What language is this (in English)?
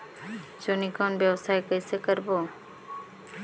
Chhattisgarhi